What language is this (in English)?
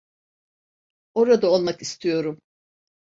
Turkish